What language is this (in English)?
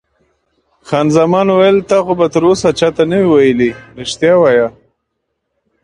Pashto